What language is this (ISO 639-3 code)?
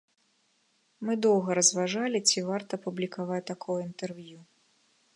bel